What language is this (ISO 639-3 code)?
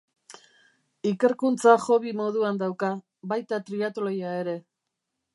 eus